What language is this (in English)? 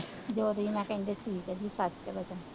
Punjabi